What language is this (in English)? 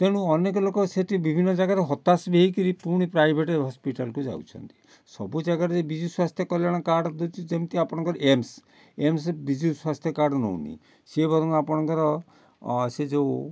Odia